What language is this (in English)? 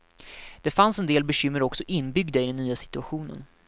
Swedish